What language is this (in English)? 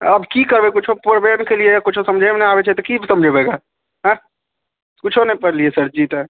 Maithili